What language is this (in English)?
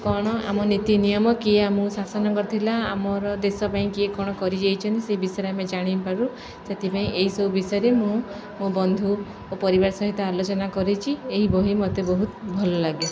Odia